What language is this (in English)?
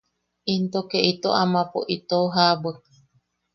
Yaqui